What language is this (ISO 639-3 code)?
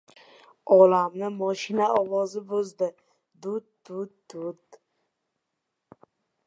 uzb